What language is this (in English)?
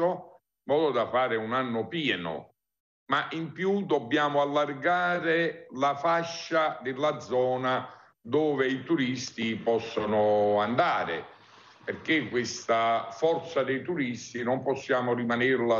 Italian